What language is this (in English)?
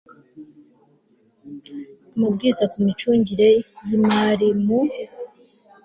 Kinyarwanda